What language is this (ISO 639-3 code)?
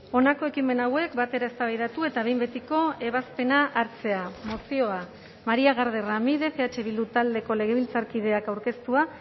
eus